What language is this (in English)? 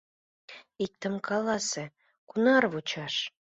Mari